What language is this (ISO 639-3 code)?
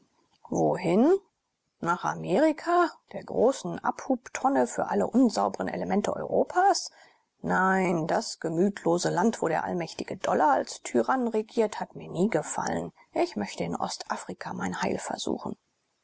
deu